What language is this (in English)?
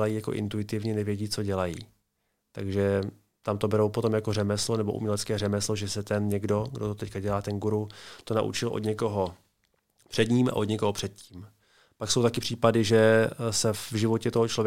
Czech